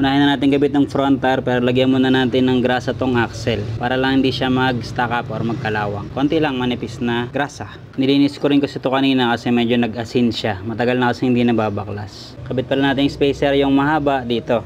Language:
Filipino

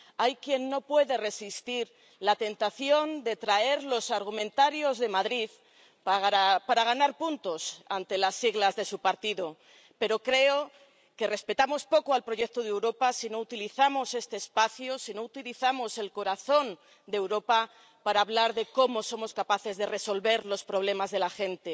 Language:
Spanish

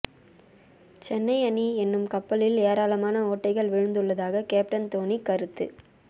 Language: Tamil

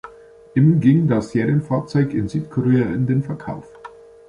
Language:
German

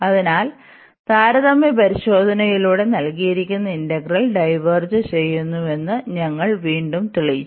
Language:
Malayalam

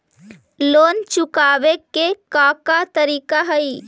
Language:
Magahi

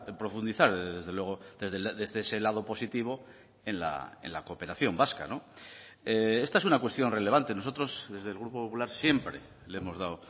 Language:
Spanish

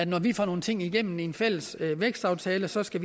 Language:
Danish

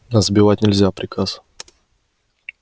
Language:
Russian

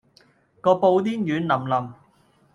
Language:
Cantonese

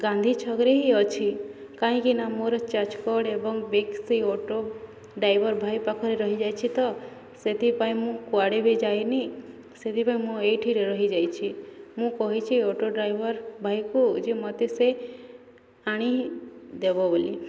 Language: Odia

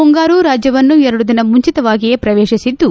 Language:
Kannada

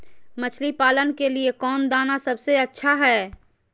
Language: Magahi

